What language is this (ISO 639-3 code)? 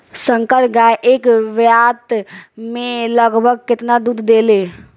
bho